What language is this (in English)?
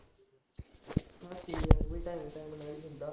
Punjabi